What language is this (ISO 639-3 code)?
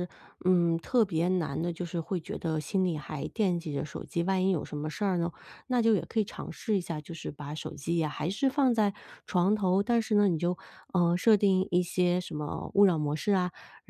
zho